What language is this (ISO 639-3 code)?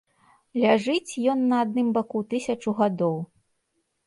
bel